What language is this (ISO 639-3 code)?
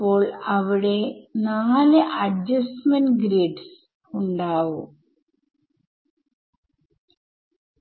mal